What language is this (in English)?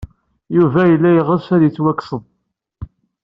Kabyle